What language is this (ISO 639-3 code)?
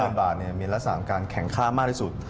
tha